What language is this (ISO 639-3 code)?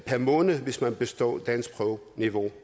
dan